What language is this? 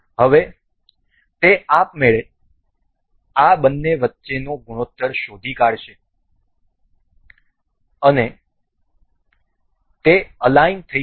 Gujarati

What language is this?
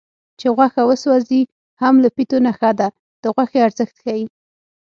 Pashto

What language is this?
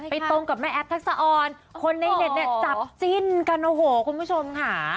Thai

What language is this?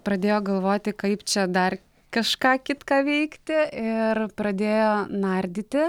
Lithuanian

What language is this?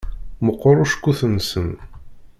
Kabyle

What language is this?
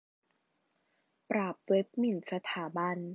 Thai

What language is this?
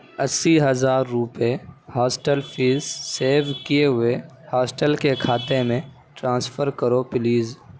Urdu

